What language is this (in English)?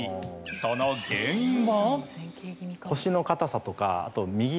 Japanese